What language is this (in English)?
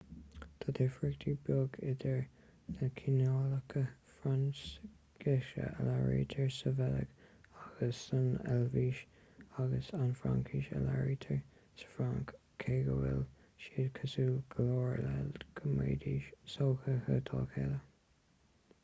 Irish